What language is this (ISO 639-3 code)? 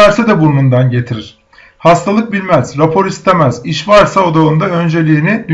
tur